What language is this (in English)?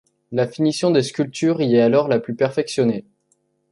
French